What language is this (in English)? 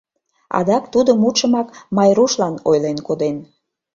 Mari